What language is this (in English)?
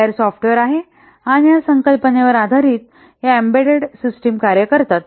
Marathi